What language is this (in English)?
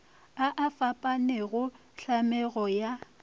Northern Sotho